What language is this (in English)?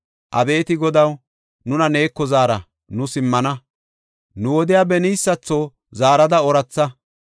Gofa